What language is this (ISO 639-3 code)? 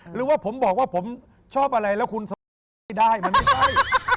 tha